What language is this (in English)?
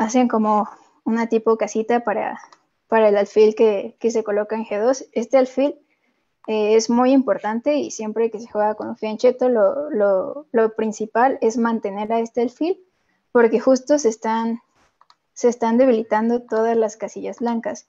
Spanish